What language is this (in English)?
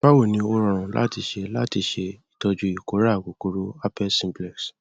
Yoruba